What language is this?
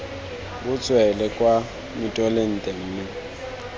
Tswana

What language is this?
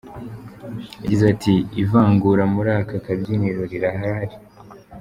Kinyarwanda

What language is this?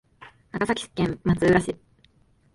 Japanese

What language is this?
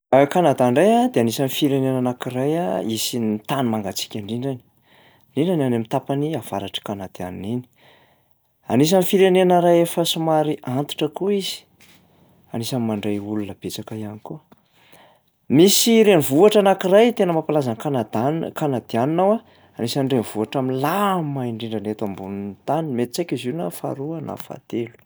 Malagasy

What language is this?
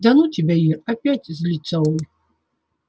Russian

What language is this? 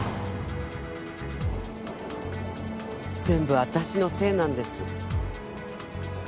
Japanese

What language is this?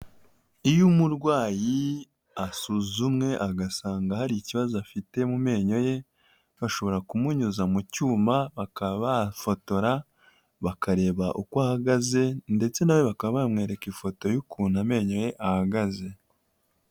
Kinyarwanda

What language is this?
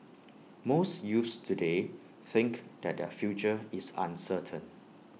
English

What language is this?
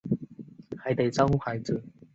Chinese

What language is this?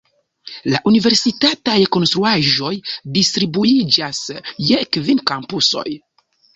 Esperanto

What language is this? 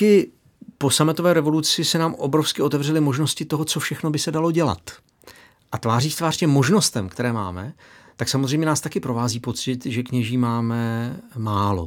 Czech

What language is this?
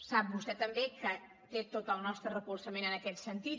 Catalan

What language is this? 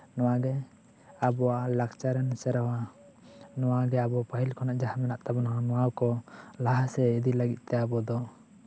Santali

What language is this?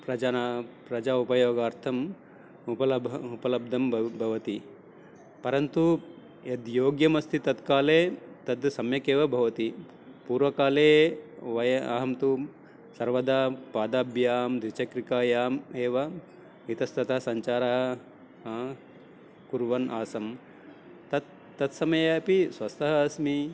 Sanskrit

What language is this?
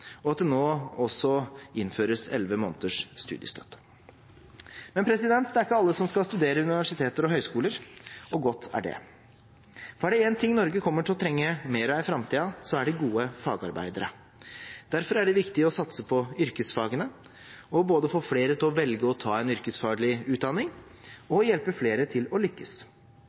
Norwegian Bokmål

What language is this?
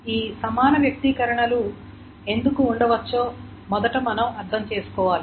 Telugu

